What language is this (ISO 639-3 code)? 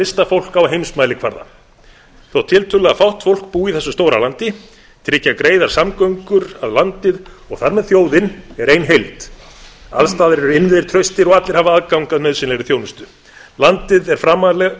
isl